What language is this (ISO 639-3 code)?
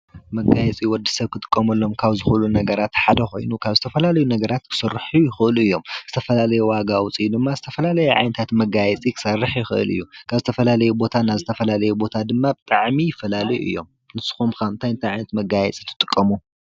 tir